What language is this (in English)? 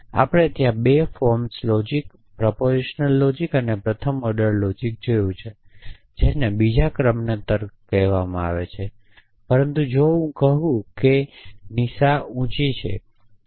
Gujarati